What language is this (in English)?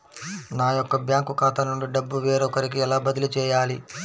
Telugu